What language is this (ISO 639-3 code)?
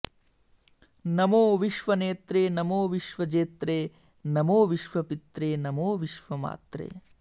san